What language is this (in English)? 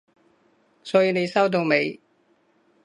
Cantonese